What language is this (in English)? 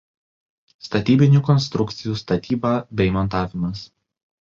Lithuanian